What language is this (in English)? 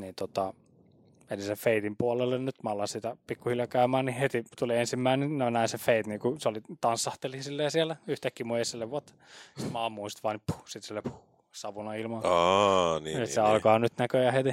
Finnish